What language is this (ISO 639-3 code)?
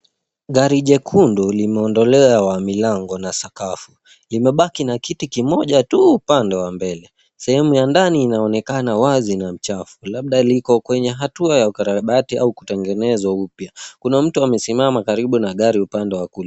swa